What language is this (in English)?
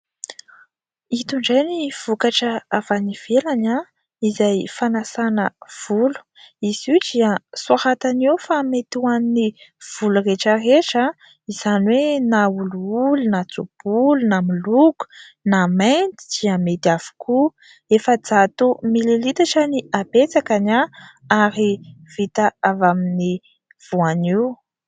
Malagasy